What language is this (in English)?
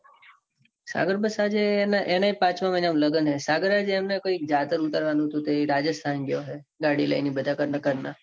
Gujarati